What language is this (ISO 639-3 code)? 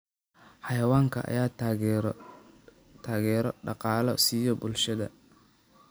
som